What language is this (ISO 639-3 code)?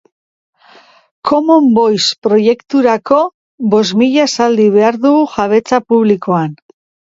eus